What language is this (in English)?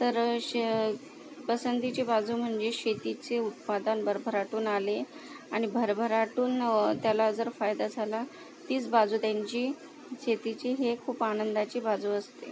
Marathi